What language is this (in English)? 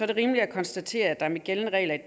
Danish